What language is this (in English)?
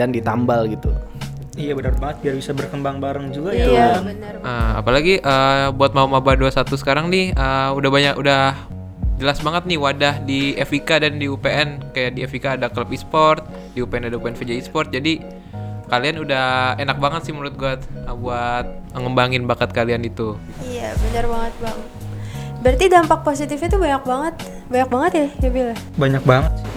Indonesian